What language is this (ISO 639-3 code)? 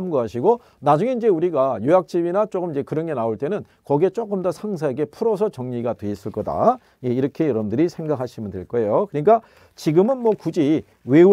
kor